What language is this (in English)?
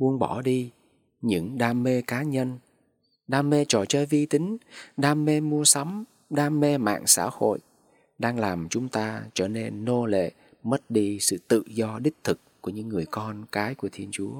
Vietnamese